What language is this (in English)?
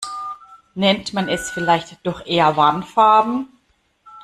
German